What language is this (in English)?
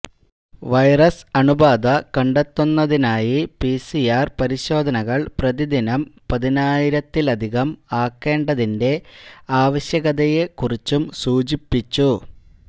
Malayalam